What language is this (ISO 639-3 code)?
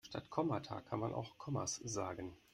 deu